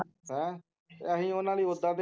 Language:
Punjabi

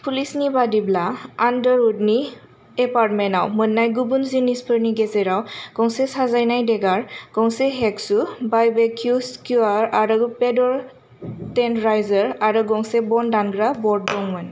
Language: Bodo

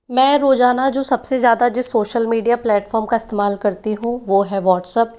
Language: Hindi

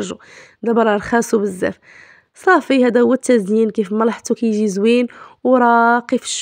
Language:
Arabic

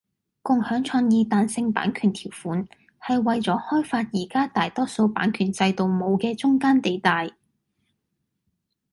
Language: Cantonese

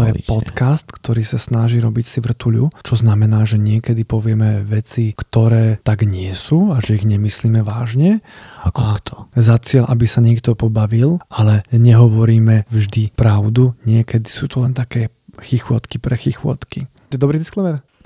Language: Slovak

